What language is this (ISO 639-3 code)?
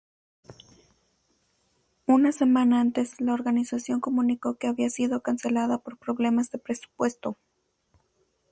spa